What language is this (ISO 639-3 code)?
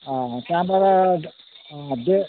nep